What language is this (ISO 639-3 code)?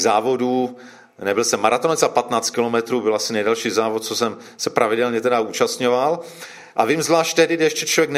ces